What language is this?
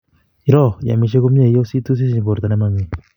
Kalenjin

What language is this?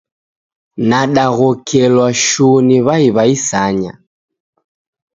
Taita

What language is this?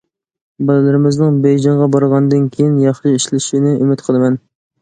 Uyghur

